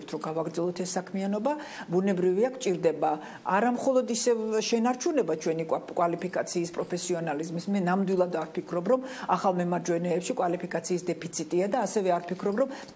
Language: Romanian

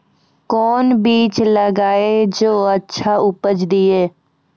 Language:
Maithili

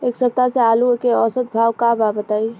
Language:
Bhojpuri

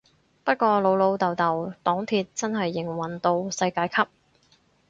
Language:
Cantonese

